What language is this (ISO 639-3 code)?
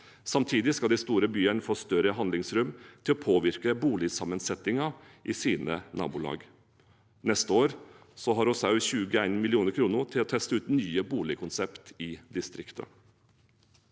nor